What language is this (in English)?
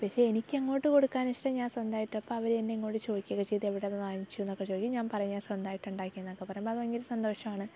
Malayalam